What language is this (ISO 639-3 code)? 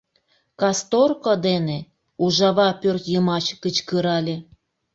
chm